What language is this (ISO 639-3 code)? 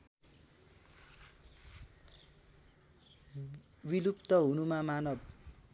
nep